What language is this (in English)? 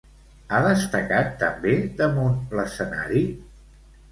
Catalan